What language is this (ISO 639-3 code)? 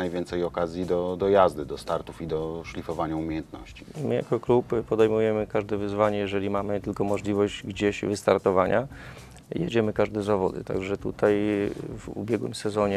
pol